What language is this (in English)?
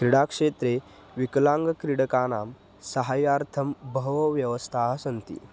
Sanskrit